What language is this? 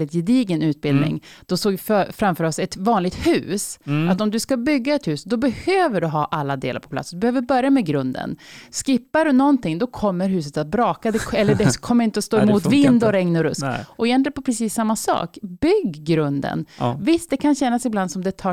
Swedish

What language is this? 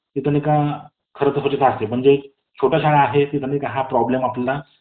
Marathi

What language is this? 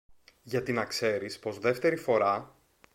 Greek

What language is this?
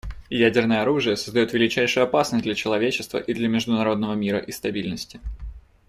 Russian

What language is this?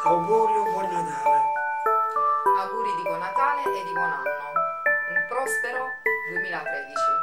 Italian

